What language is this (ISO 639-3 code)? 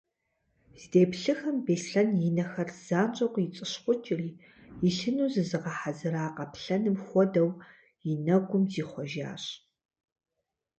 kbd